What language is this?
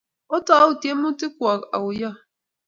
Kalenjin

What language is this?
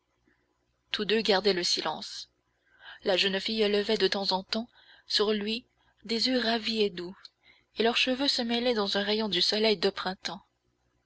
French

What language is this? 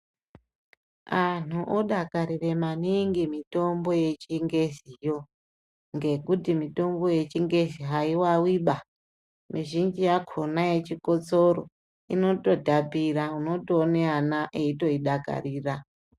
Ndau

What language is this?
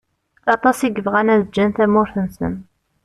Kabyle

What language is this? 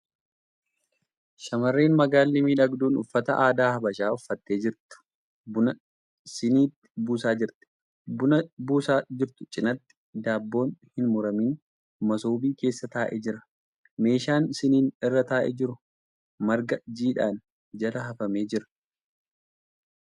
Oromo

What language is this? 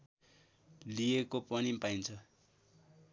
Nepali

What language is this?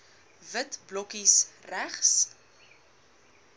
Afrikaans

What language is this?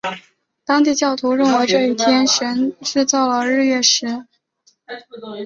Chinese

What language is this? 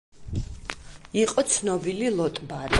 Georgian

